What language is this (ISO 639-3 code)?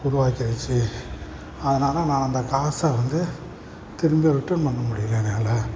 tam